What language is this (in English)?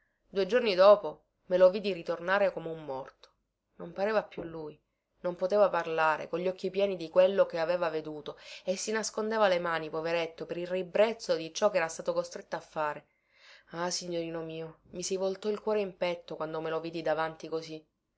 Italian